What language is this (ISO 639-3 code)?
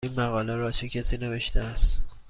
fas